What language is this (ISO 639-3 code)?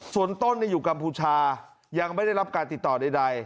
tha